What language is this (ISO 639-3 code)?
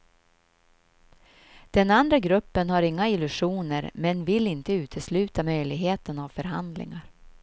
swe